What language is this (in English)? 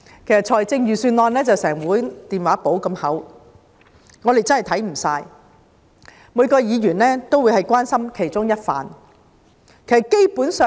Cantonese